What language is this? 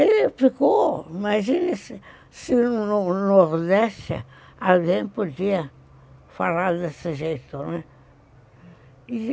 Portuguese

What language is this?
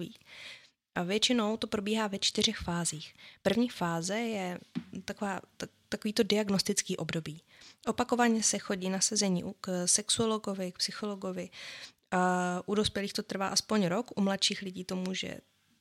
Czech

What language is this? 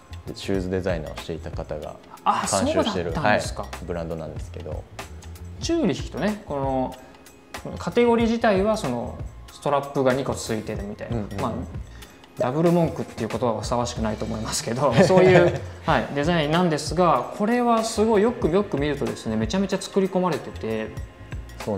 Japanese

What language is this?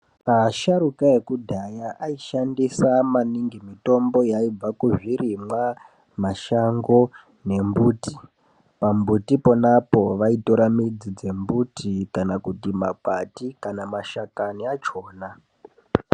Ndau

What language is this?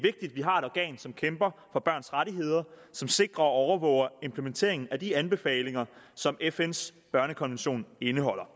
Danish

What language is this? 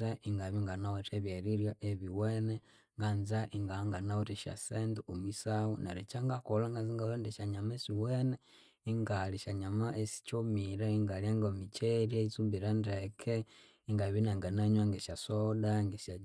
Konzo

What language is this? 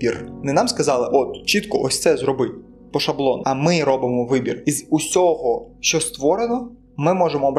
Ukrainian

